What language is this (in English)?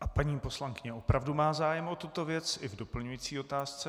Czech